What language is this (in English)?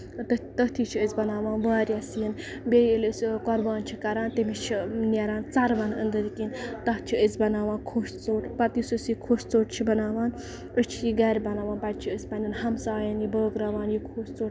Kashmiri